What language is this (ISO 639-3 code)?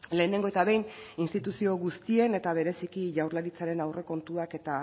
eus